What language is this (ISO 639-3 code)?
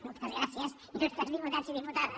cat